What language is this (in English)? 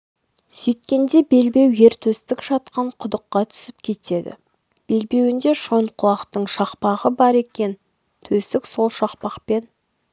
Kazakh